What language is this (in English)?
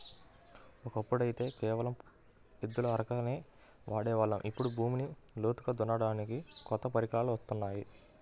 Telugu